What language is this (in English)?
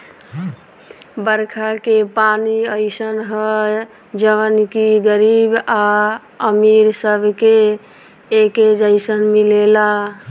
Bhojpuri